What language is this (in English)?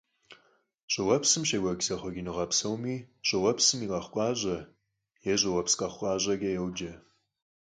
Kabardian